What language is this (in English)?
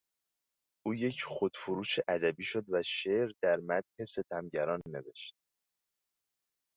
Persian